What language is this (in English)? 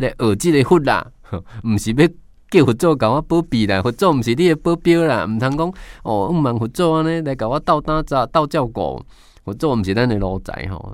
Chinese